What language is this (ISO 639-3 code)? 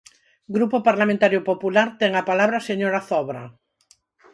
glg